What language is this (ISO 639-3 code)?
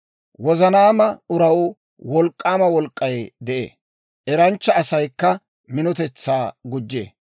dwr